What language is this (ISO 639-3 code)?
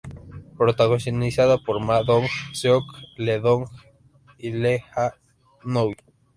spa